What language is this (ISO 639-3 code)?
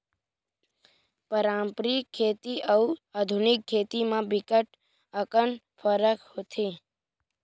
hne